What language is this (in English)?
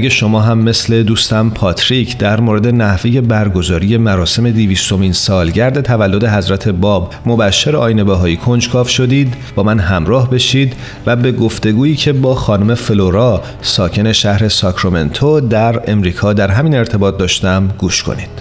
Persian